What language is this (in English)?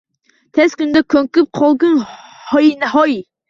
Uzbek